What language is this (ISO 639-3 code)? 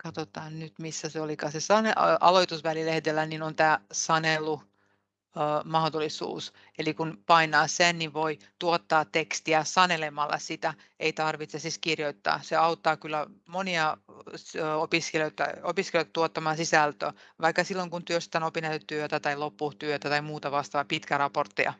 fin